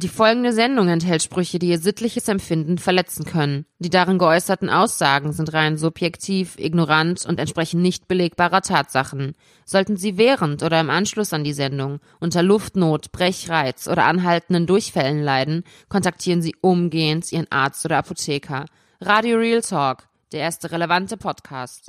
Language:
German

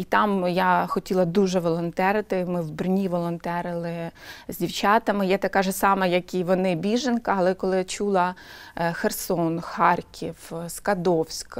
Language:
Ukrainian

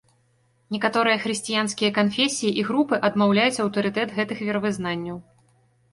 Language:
Belarusian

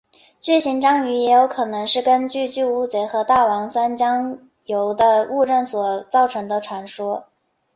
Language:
Chinese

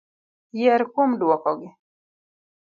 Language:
Luo (Kenya and Tanzania)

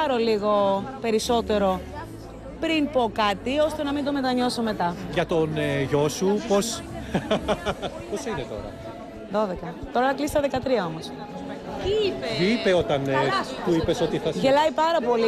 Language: Greek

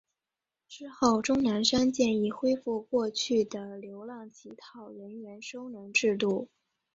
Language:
Chinese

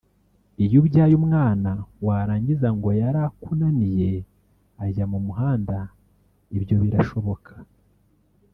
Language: Kinyarwanda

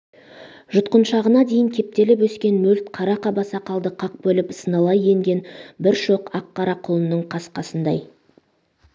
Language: Kazakh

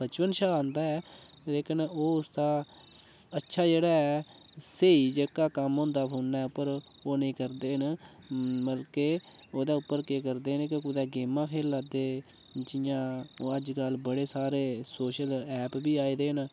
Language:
Dogri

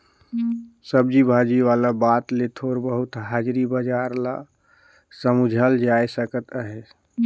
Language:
Chhattisgarhi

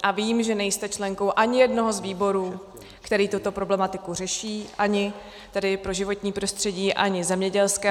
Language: Czech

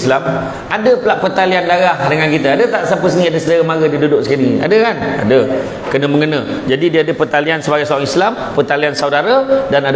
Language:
Malay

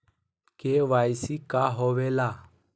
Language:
Magahi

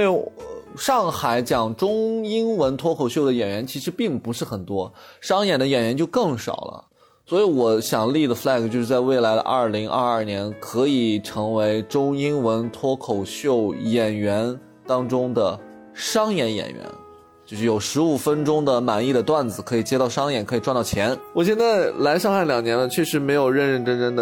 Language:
Chinese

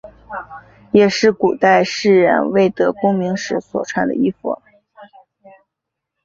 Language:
Chinese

